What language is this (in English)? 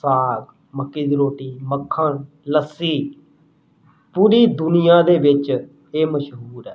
Punjabi